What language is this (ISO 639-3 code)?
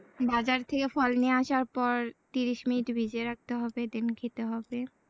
ben